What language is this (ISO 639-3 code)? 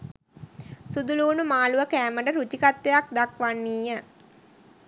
sin